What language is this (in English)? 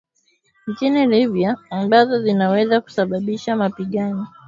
Swahili